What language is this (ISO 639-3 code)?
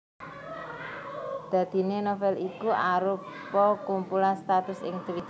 jav